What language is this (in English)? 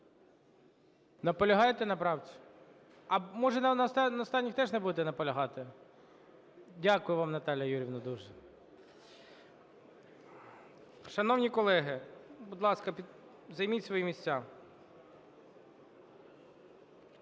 Ukrainian